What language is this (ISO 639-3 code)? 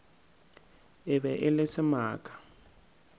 nso